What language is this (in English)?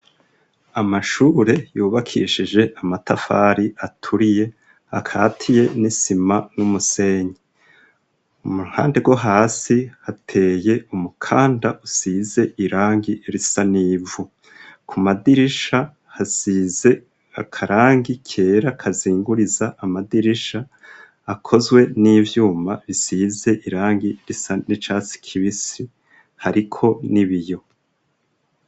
Rundi